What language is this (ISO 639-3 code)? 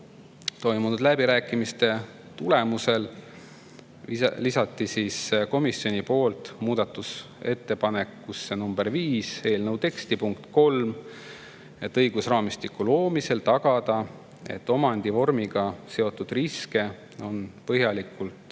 est